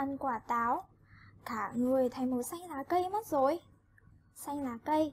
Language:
Vietnamese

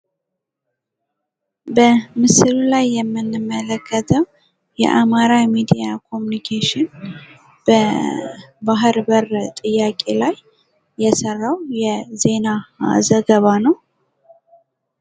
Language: Amharic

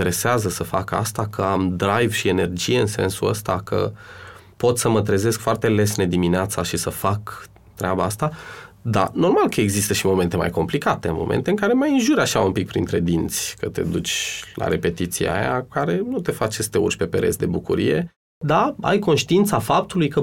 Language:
Romanian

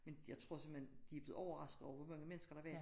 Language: Danish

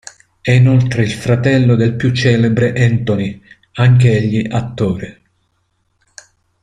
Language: Italian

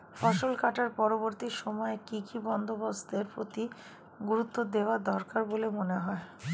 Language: Bangla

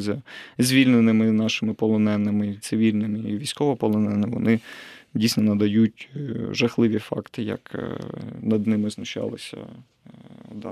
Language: Ukrainian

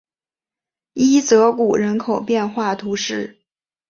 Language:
Chinese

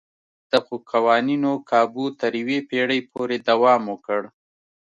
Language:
Pashto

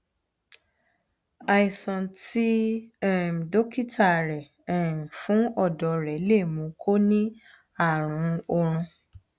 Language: Yoruba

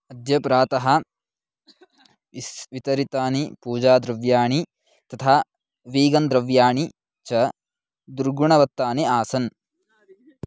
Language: Sanskrit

